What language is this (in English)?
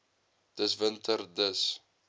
Afrikaans